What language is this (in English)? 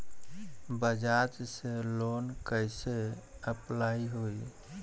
Bhojpuri